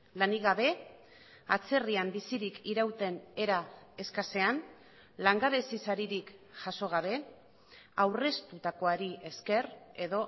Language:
Basque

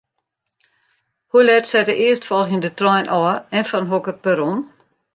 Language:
Western Frisian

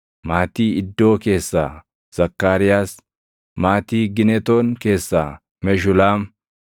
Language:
Oromo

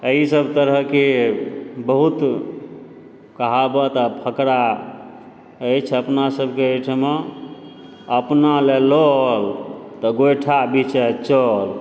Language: Maithili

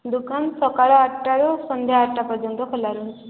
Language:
Odia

